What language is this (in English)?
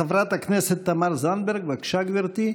Hebrew